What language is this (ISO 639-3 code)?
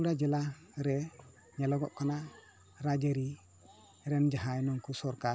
sat